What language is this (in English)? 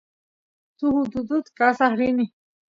Santiago del Estero Quichua